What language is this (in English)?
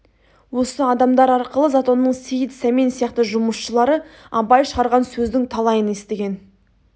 Kazakh